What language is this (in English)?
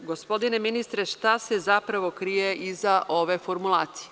Serbian